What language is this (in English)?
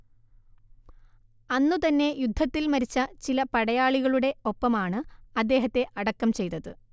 Malayalam